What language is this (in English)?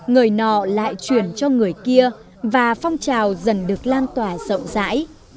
Vietnamese